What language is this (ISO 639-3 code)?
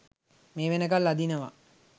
sin